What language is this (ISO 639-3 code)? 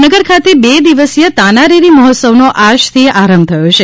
guj